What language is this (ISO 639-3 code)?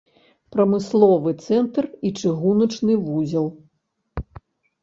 bel